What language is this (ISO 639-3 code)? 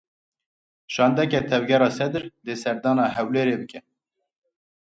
kur